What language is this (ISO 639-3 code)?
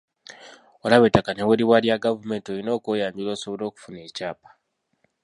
lug